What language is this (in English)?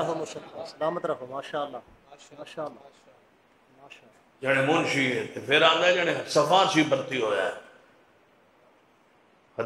Arabic